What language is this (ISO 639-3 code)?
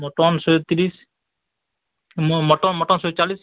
ori